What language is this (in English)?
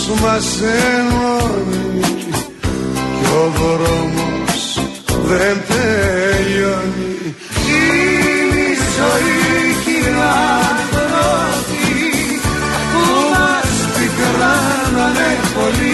Greek